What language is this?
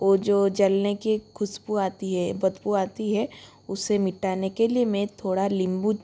Hindi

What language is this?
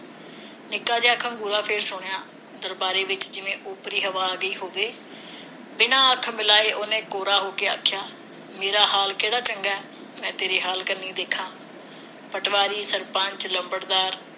Punjabi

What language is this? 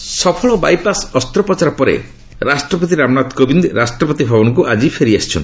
Odia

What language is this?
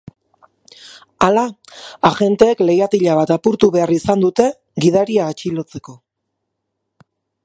Basque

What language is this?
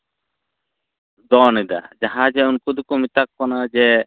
Santali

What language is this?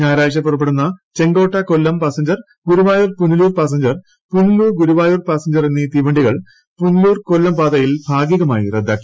Malayalam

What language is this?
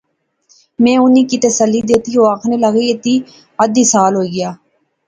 Pahari-Potwari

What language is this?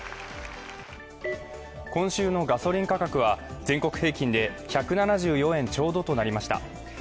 Japanese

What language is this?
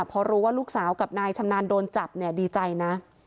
Thai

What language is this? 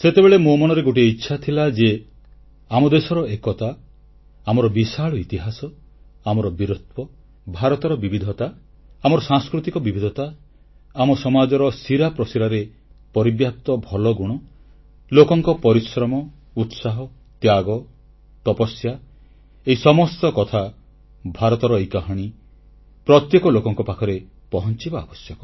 Odia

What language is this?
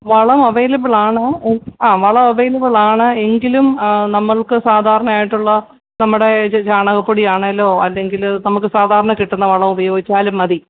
Malayalam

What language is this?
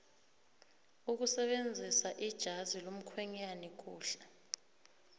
South Ndebele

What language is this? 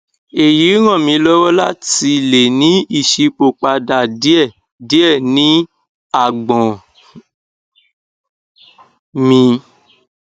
Yoruba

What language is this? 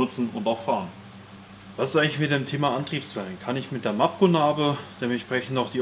German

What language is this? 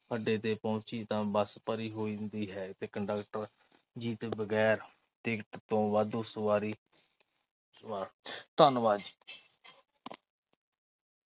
Punjabi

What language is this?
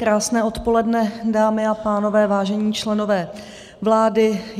Czech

